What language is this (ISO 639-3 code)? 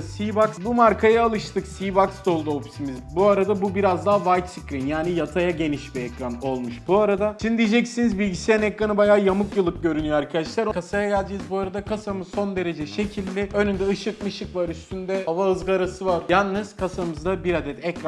tur